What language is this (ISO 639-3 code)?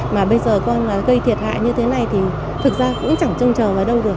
vie